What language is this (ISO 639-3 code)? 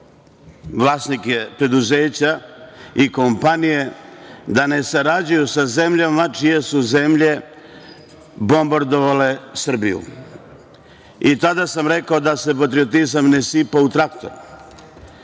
srp